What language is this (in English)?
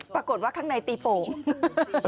Thai